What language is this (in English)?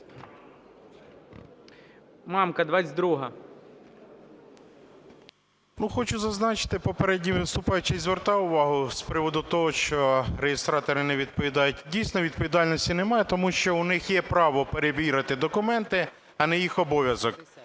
Ukrainian